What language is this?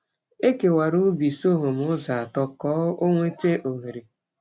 Igbo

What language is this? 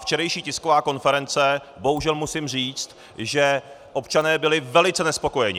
Czech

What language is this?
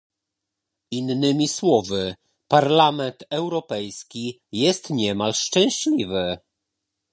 Polish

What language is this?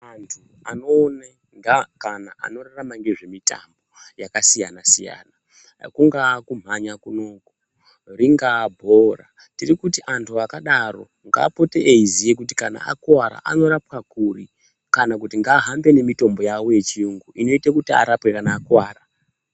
Ndau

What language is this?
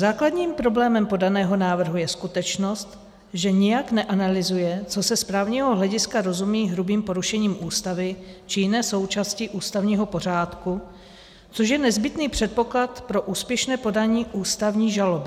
Czech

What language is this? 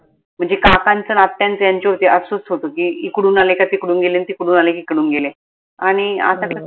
Marathi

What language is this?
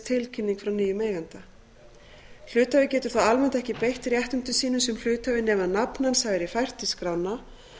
Icelandic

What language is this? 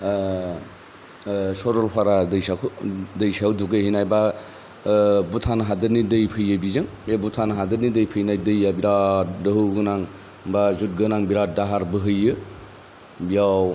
Bodo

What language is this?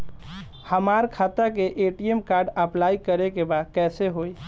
Bhojpuri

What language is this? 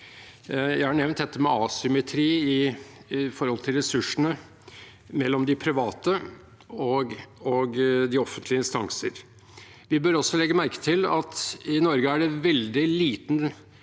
Norwegian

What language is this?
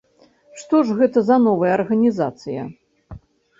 Belarusian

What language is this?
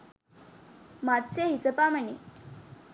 Sinhala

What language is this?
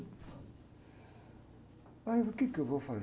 Portuguese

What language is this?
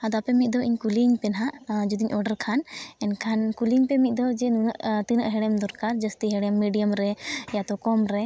Santali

